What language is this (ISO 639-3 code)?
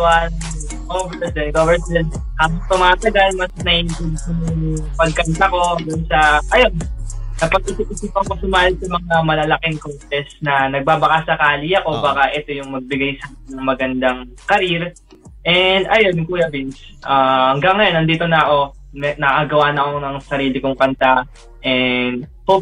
fil